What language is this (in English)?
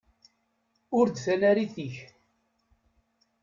Kabyle